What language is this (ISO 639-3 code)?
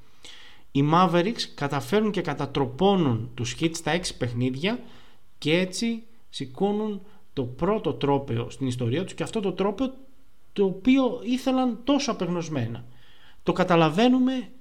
ell